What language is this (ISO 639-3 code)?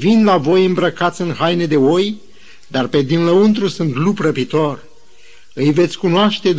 ron